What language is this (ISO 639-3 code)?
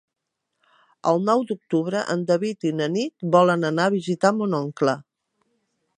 cat